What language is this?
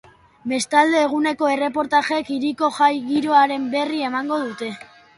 Basque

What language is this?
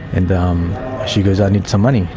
English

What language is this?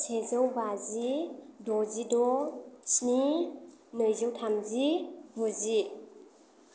Bodo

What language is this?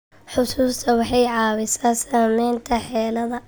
Somali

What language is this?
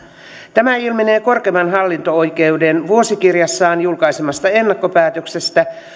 Finnish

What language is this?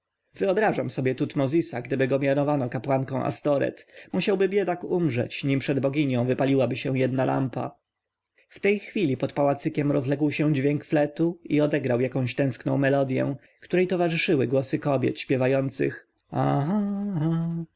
Polish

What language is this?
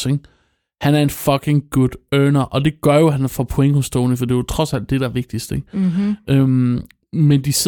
Danish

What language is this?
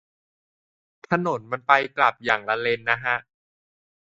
Thai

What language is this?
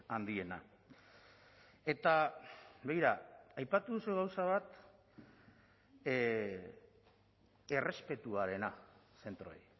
Basque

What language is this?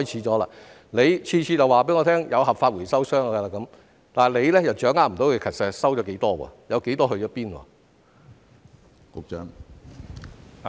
Cantonese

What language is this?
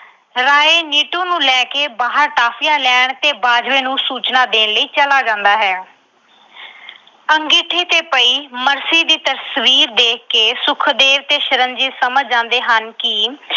Punjabi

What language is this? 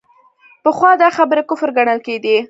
Pashto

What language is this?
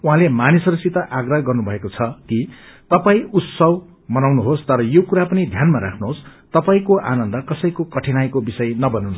Nepali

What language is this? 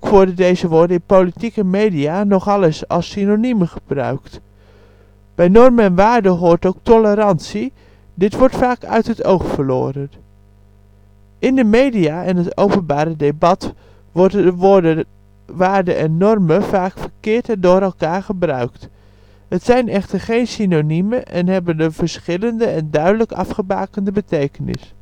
Dutch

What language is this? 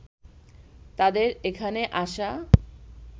Bangla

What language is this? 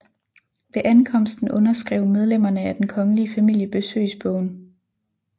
Danish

